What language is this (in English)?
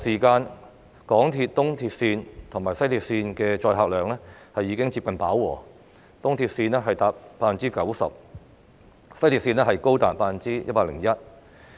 Cantonese